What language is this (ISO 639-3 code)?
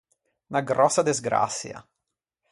lij